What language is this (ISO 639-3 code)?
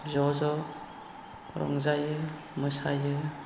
brx